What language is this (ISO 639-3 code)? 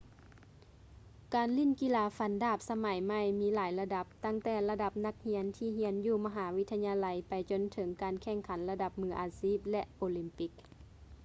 lao